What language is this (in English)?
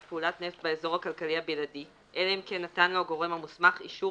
Hebrew